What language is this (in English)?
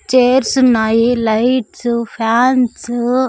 Telugu